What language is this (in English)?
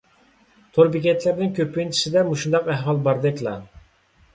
Uyghur